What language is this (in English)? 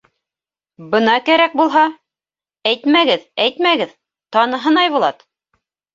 Bashkir